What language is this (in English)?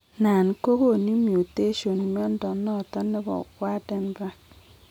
Kalenjin